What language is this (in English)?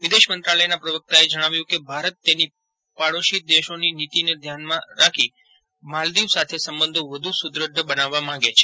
Gujarati